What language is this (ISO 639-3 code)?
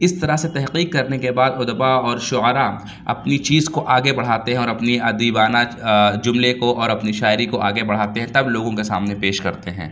urd